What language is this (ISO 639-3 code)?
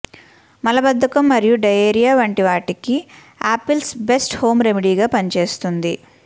tel